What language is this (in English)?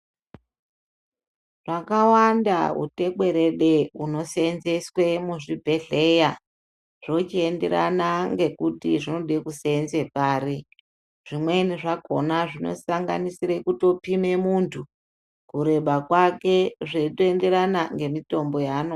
Ndau